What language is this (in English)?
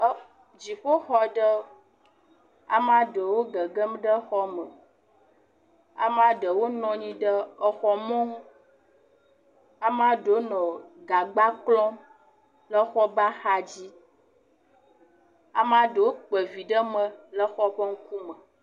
Ewe